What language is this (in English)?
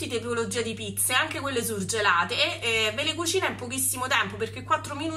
Italian